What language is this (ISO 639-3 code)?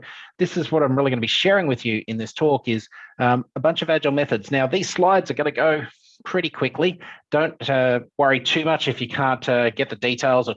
eng